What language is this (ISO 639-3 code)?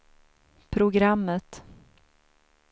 swe